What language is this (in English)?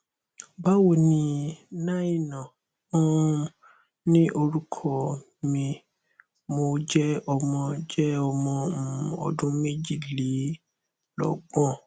Yoruba